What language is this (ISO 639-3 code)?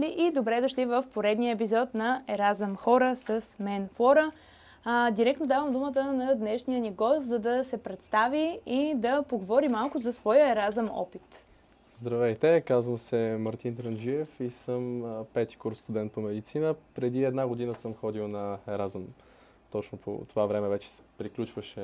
bul